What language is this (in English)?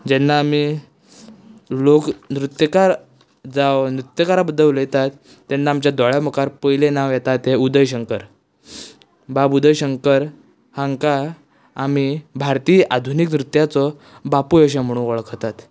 Konkani